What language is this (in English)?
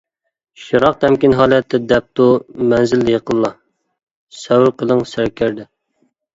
Uyghur